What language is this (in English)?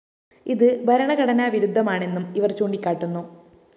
Malayalam